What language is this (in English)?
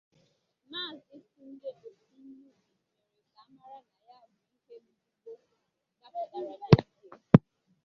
Igbo